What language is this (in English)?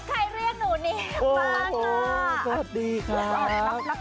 Thai